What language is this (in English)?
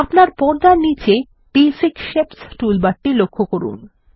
Bangla